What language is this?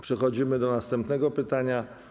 Polish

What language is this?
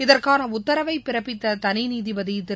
Tamil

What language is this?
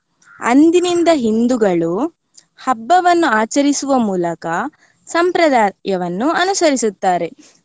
Kannada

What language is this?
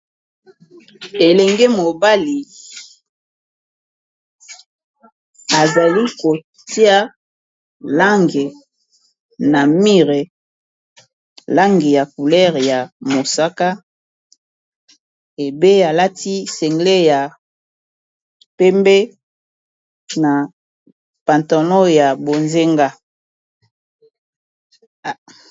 Lingala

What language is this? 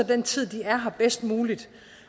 Danish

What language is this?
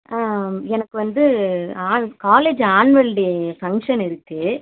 Tamil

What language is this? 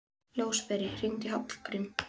Icelandic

